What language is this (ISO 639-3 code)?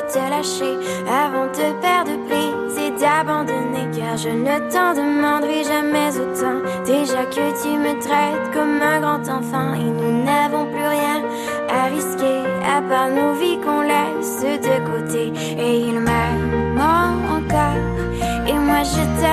fra